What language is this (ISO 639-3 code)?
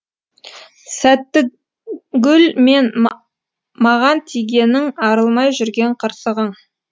kaz